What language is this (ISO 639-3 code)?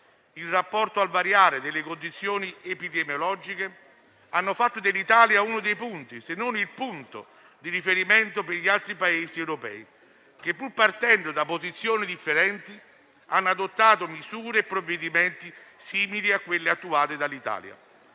ita